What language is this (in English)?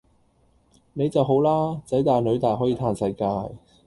Cantonese